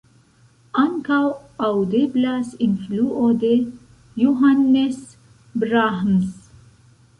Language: Esperanto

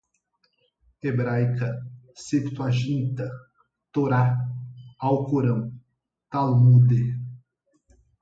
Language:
Portuguese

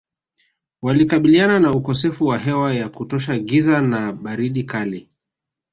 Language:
Swahili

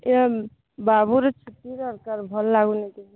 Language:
Odia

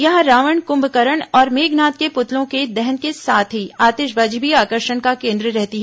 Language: Hindi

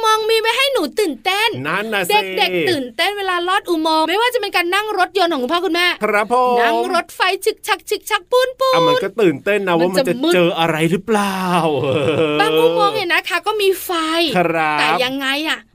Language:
Thai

